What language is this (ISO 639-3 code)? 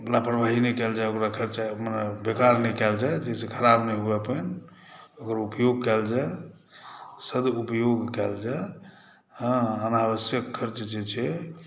mai